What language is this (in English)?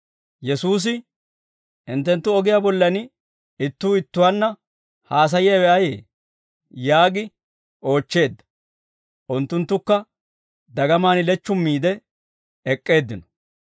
Dawro